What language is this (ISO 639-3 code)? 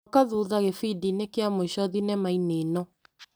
kik